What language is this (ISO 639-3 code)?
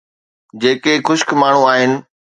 snd